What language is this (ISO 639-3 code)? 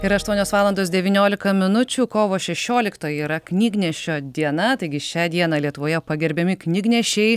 lit